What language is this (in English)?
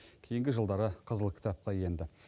Kazakh